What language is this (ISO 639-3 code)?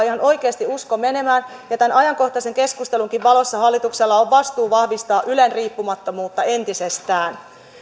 fin